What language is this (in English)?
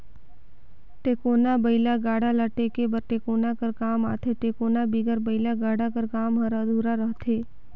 Chhattisgarhi